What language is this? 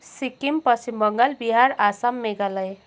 Nepali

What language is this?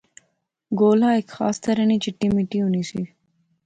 Pahari-Potwari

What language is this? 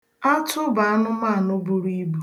Igbo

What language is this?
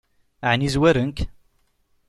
Kabyle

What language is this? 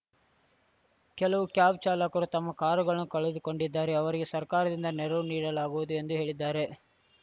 Kannada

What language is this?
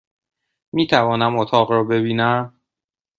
Persian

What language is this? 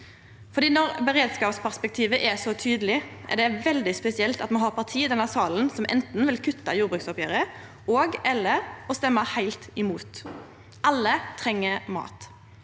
Norwegian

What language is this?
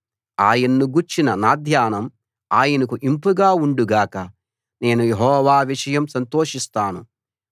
Telugu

